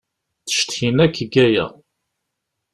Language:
Kabyle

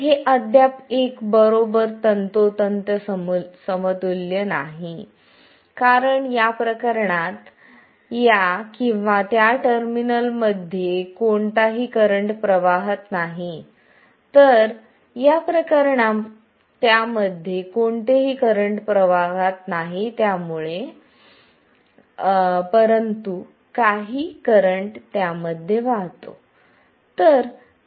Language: Marathi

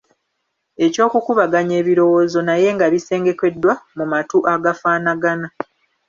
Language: Ganda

